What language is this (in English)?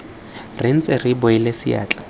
Tswana